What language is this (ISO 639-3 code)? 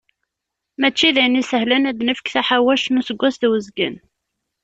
kab